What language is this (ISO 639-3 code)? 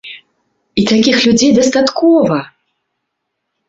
bel